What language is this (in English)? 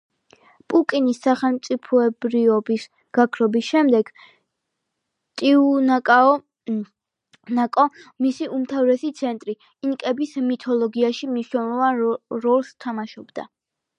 Georgian